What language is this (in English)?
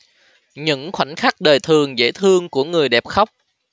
Vietnamese